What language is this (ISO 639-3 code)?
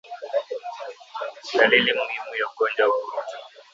swa